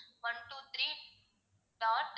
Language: Tamil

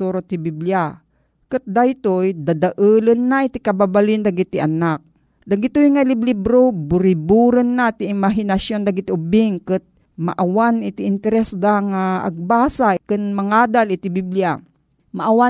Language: Filipino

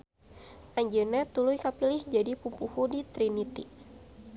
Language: Sundanese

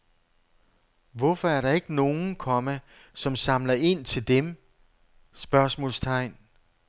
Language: Danish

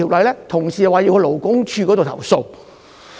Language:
Cantonese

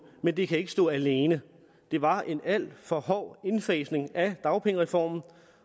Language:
Danish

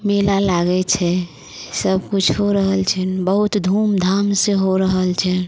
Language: Maithili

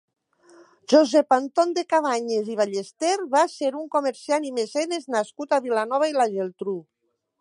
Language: Catalan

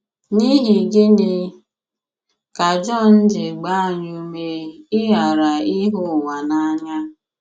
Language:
Igbo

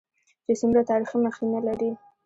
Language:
Pashto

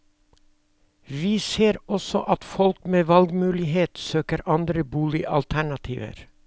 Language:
Norwegian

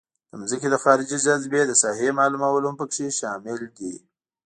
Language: Pashto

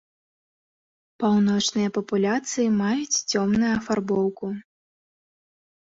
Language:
Belarusian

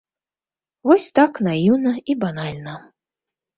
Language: Belarusian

